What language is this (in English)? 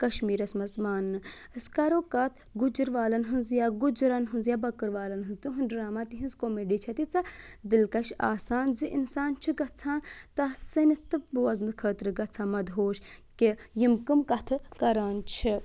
Kashmiri